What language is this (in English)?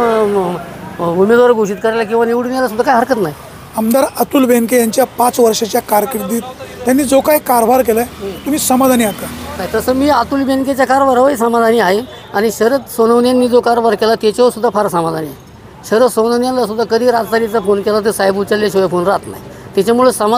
Marathi